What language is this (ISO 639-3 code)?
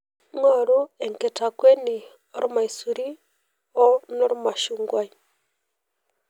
mas